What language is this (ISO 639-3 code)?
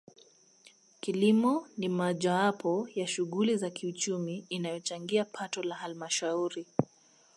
swa